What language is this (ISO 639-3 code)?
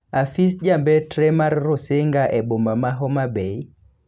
luo